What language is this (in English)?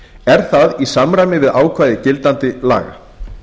Icelandic